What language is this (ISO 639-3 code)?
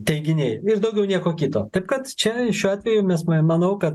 lit